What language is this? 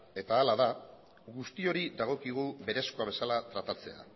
Basque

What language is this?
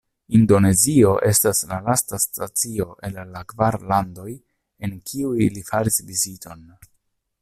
Esperanto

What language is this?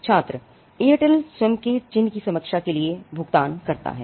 Hindi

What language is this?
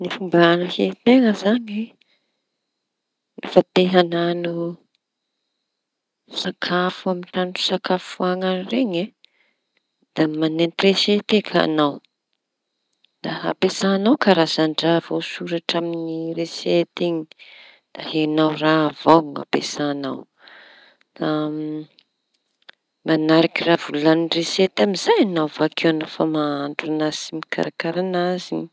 Tanosy Malagasy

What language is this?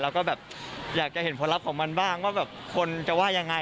Thai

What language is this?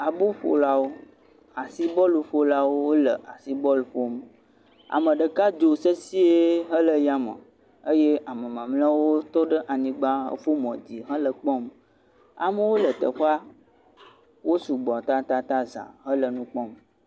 Ewe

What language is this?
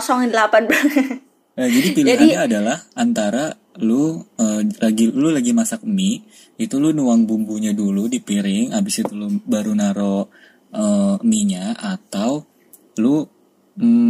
Indonesian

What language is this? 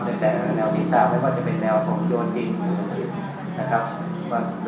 Thai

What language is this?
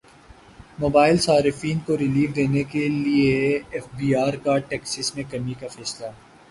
Urdu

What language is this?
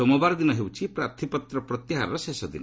Odia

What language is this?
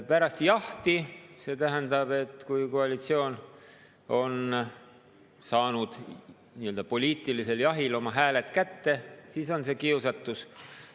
Estonian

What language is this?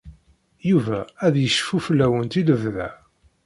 Kabyle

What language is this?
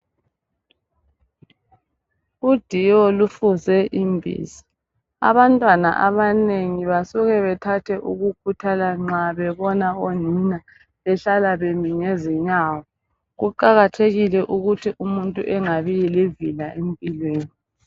North Ndebele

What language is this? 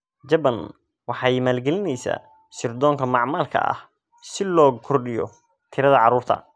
Somali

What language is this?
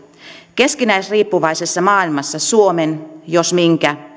Finnish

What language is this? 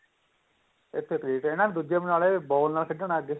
Punjabi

